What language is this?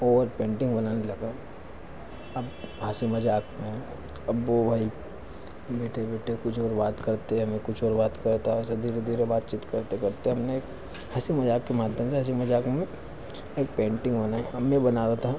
Hindi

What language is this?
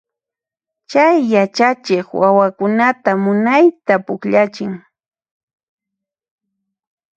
Puno Quechua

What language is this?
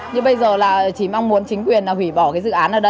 Vietnamese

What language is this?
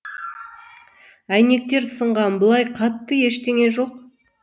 Kazakh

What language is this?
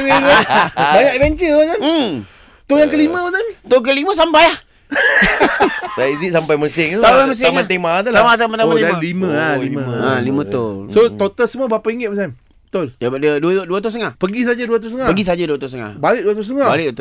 Malay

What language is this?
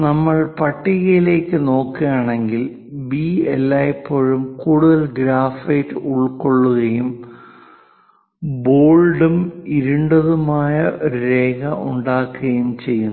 Malayalam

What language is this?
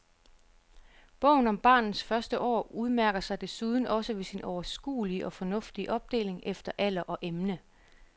Danish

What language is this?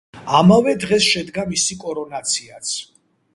Georgian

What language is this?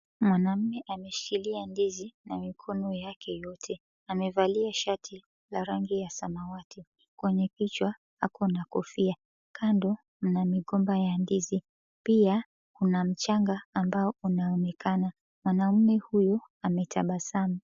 Swahili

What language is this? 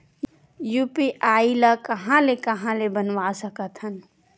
Chhattisgarhi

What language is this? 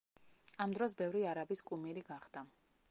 Georgian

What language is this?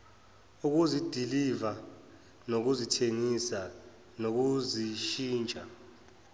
Zulu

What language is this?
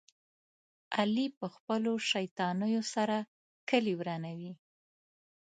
Pashto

